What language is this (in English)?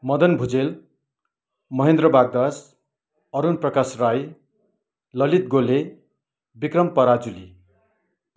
Nepali